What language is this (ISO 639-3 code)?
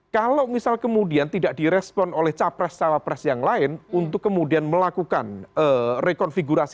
ind